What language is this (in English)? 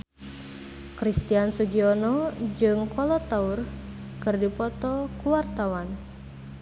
Sundanese